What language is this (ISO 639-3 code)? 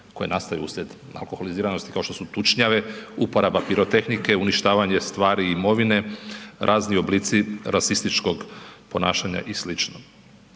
hrv